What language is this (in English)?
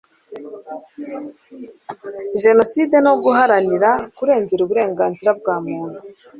Kinyarwanda